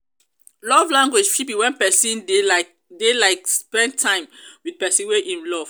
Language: Nigerian Pidgin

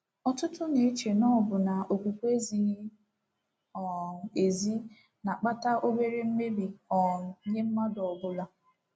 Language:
Igbo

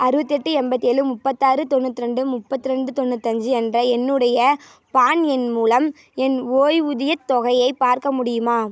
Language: Tamil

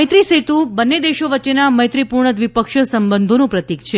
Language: Gujarati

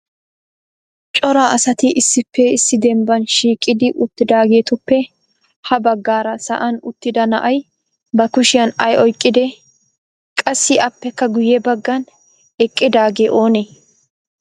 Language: Wolaytta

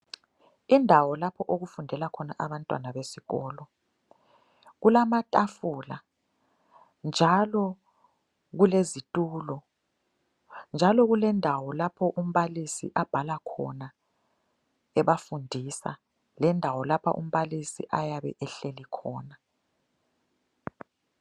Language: North Ndebele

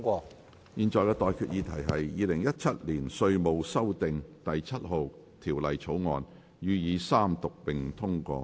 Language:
Cantonese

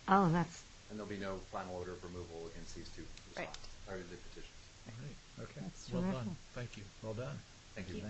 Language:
English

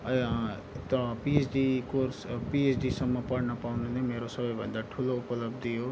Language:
Nepali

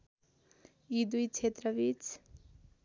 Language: Nepali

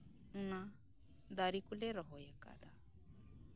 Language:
Santali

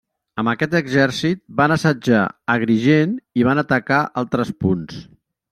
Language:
Catalan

